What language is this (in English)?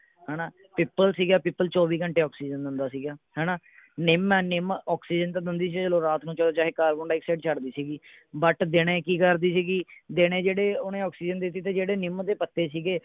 Punjabi